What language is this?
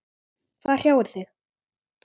Icelandic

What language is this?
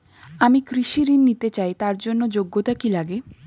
Bangla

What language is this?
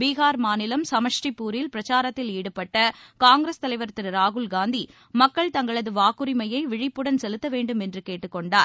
Tamil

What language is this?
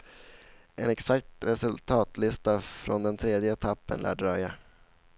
Swedish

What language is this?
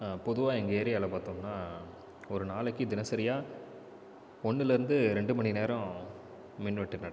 Tamil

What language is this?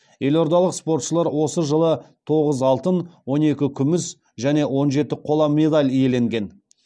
Kazakh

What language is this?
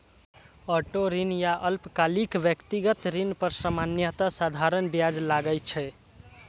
Maithili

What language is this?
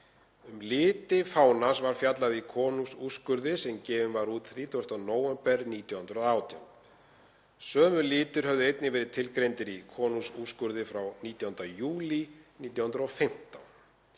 Icelandic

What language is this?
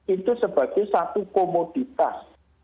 Indonesian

